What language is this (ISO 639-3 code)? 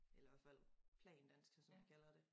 dan